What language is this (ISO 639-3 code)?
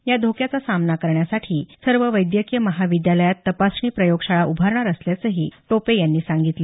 mar